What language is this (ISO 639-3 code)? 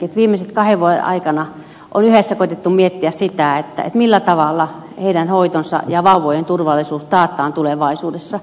fin